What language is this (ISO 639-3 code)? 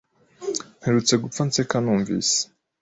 kin